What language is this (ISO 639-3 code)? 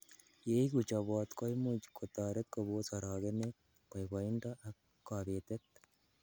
kln